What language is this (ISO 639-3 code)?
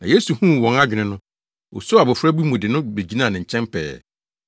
aka